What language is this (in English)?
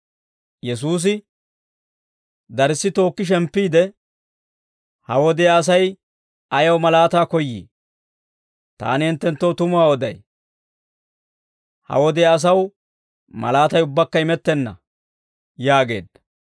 Dawro